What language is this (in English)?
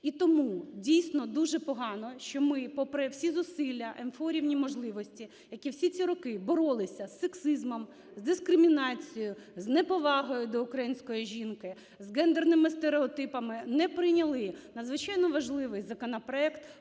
Ukrainian